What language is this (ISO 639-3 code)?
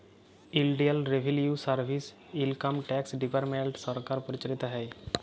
ben